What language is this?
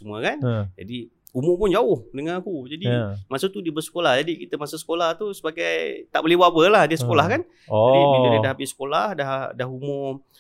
Malay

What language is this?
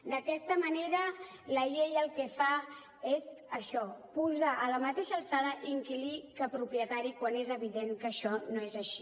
Catalan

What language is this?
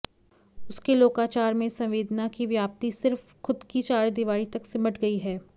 Hindi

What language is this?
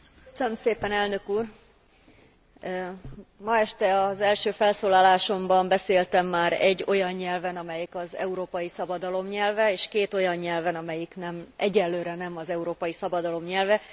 Hungarian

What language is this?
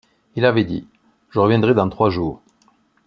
French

